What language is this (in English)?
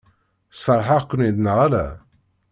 Kabyle